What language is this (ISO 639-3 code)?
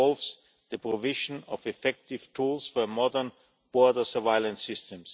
eng